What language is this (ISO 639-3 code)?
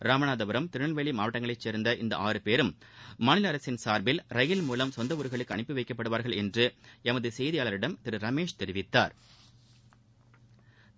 tam